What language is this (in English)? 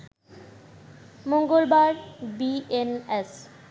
Bangla